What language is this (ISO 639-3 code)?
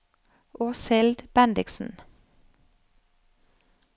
nor